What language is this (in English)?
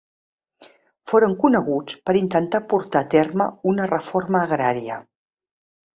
Catalan